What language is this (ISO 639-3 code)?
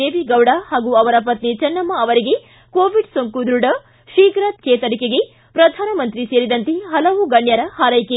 kan